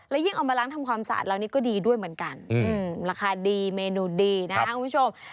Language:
Thai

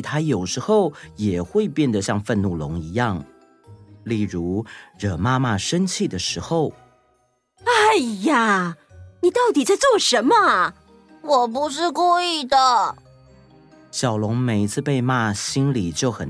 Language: Chinese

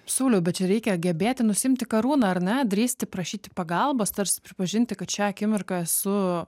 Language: Lithuanian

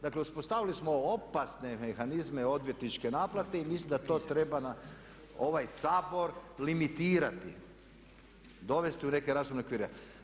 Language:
Croatian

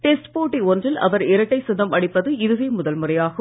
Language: Tamil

